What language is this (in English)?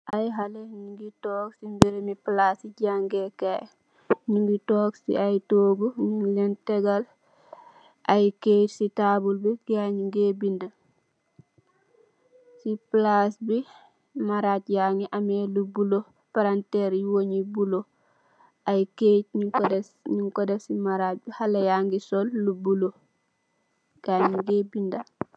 Wolof